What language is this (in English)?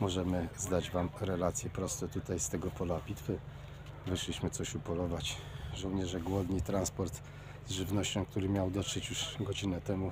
Polish